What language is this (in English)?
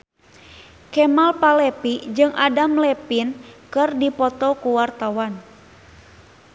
Sundanese